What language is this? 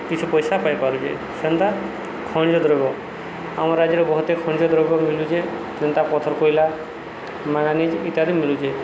Odia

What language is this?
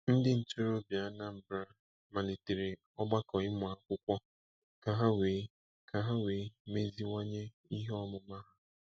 Igbo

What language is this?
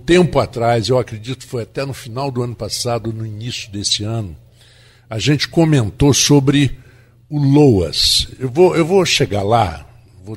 Portuguese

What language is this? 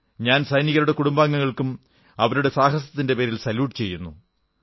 Malayalam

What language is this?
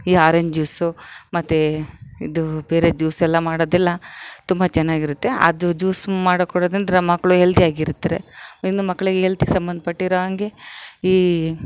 Kannada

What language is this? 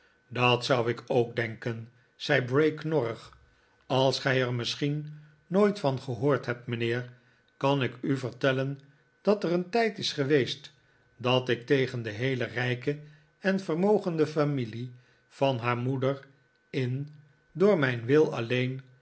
Dutch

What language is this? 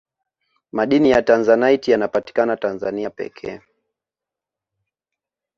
Swahili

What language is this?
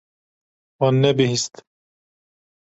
Kurdish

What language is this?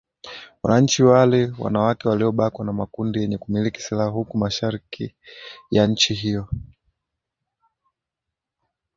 Swahili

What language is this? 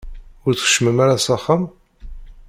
Kabyle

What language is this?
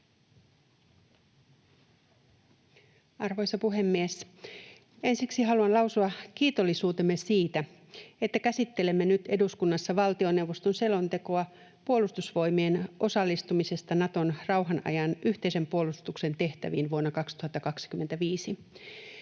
Finnish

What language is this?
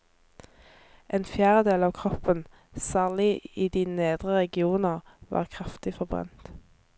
Norwegian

